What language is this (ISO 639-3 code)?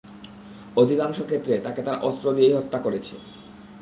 ben